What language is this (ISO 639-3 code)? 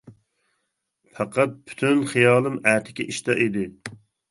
uig